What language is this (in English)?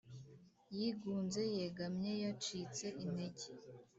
Kinyarwanda